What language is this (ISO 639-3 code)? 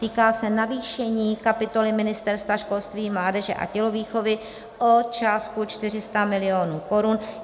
ces